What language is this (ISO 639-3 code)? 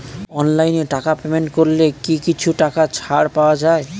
ben